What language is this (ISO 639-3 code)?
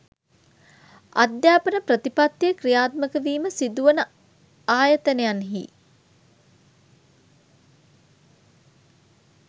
sin